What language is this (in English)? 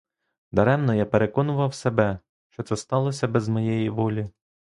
Ukrainian